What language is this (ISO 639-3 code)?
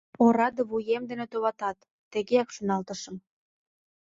chm